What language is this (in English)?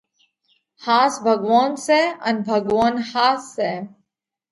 Parkari Koli